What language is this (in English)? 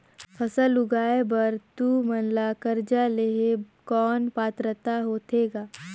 Chhattisgarhi